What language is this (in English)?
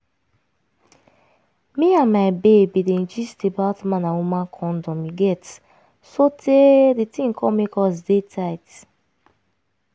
Nigerian Pidgin